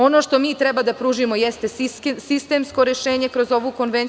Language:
Serbian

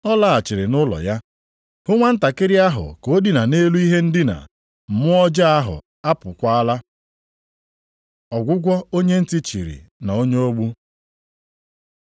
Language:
Igbo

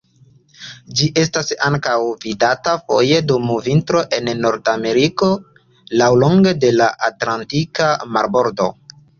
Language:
Esperanto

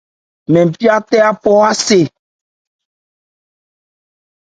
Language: Ebrié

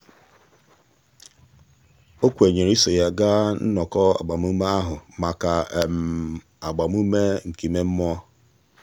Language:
Igbo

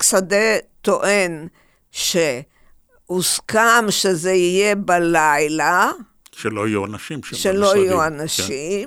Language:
Hebrew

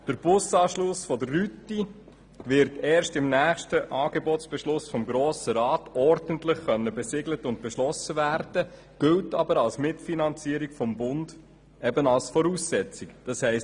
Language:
Swiss German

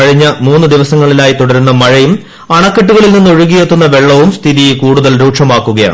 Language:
Malayalam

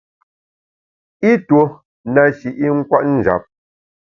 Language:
Bamun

